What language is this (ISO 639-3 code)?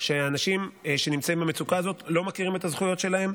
heb